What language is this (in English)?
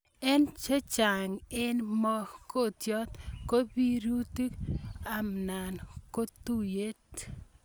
Kalenjin